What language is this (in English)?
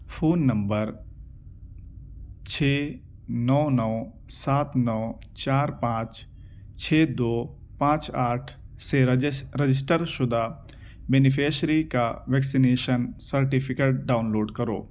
Urdu